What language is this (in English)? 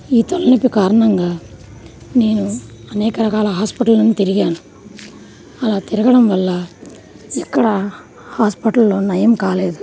Telugu